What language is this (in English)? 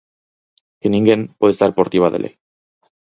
Galician